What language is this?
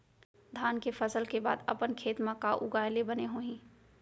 Chhattisgarhi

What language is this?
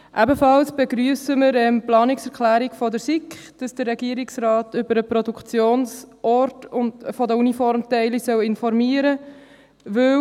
Swiss German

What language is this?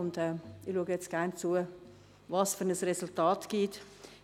Swiss German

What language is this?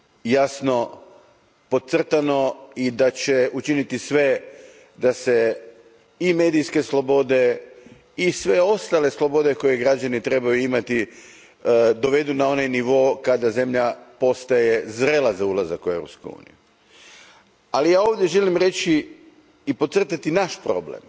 Croatian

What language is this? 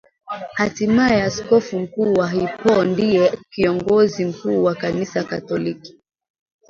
Swahili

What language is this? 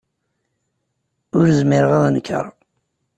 Kabyle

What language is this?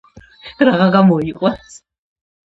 Georgian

